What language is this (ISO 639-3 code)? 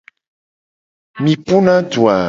gej